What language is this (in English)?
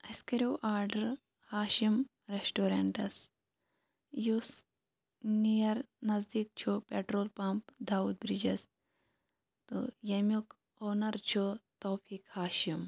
Kashmiri